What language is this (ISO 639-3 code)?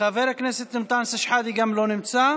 heb